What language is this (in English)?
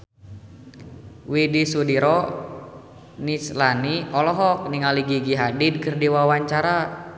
Sundanese